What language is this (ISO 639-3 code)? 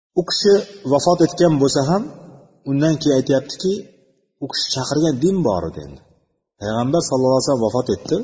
bul